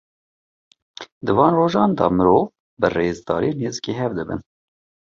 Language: Kurdish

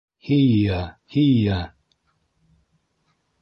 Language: Bashkir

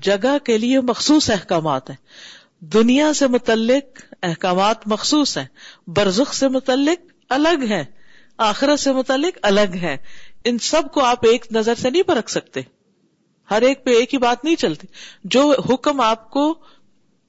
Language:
Urdu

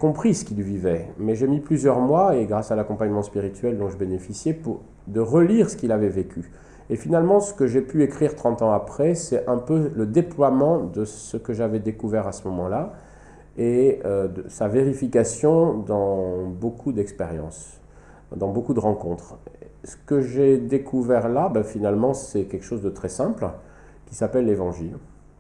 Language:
French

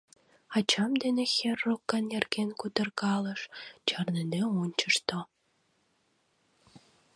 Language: Mari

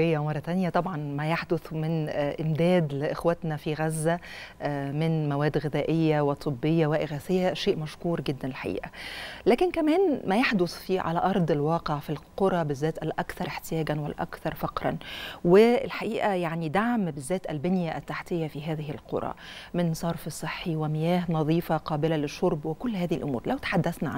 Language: Arabic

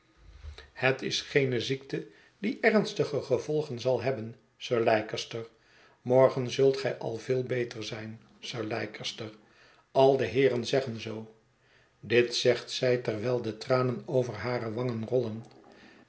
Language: Dutch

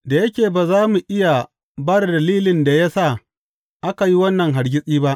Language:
Hausa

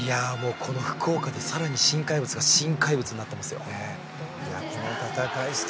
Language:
Japanese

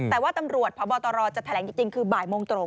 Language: Thai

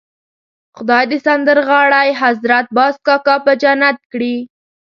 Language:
Pashto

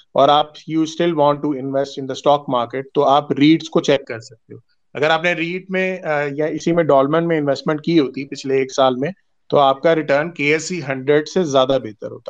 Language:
Urdu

